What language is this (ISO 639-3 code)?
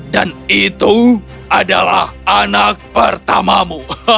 ind